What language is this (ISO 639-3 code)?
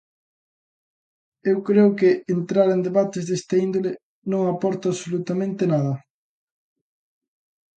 glg